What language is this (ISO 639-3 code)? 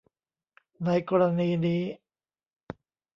tha